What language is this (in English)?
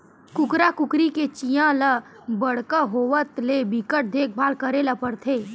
Chhattisgarhi